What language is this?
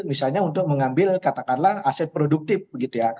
Indonesian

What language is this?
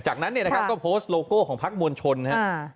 Thai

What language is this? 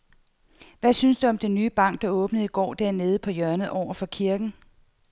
Danish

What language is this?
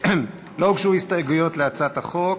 Hebrew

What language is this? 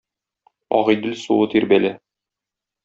Tatar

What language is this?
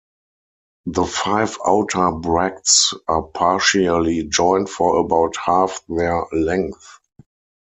English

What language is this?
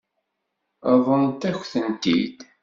Kabyle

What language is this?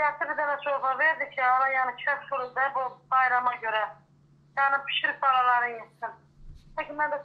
Turkish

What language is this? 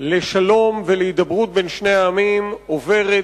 Hebrew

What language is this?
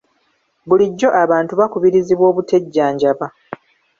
Ganda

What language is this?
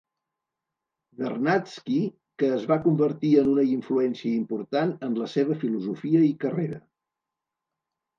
Catalan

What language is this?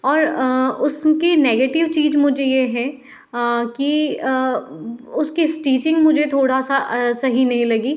Hindi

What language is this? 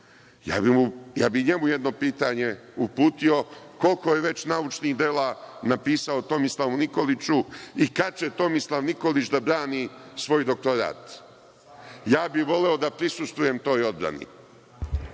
Serbian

